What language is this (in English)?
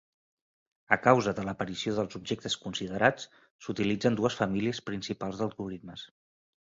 Catalan